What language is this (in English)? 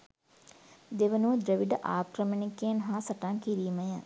Sinhala